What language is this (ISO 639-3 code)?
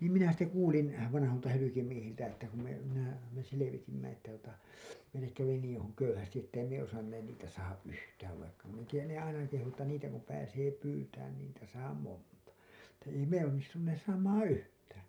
fin